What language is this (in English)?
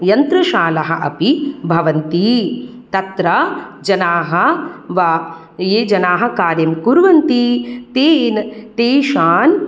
Sanskrit